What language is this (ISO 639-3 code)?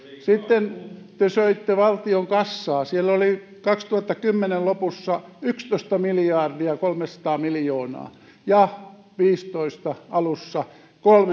fin